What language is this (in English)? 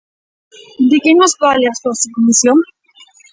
Galician